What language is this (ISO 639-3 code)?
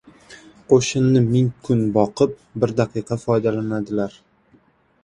uzb